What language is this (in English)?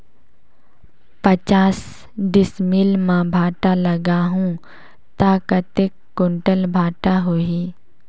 Chhattisgarhi